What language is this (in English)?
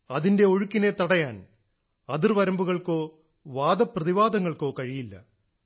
Malayalam